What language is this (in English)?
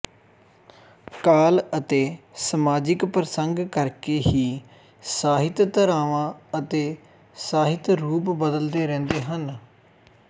Punjabi